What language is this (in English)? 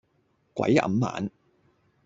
Cantonese